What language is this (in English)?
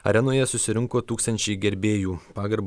Lithuanian